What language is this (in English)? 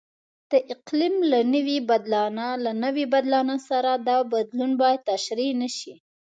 Pashto